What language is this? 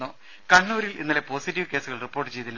Malayalam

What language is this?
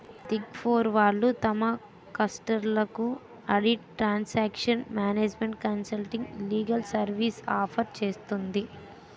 Telugu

